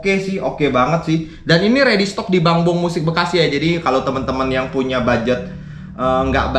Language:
Indonesian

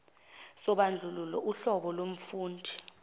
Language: Zulu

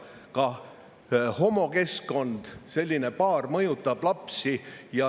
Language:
Estonian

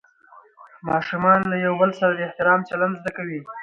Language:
Pashto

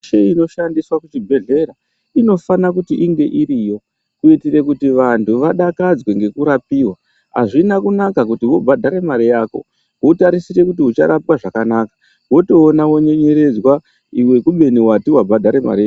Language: Ndau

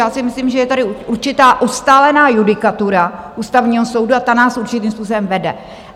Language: Czech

